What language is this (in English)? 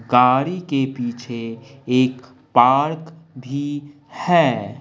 Hindi